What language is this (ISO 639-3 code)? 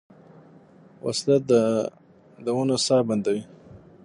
pus